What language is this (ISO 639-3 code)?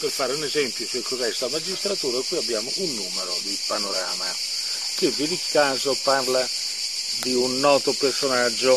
ita